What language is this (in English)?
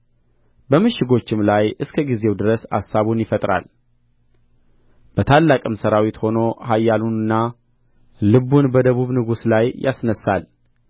Amharic